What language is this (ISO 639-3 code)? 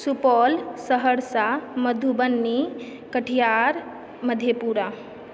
mai